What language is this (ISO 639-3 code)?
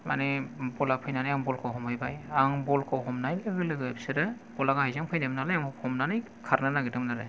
brx